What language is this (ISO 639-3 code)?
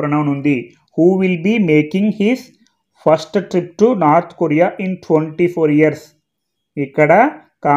tel